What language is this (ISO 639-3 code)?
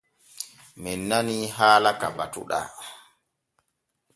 fue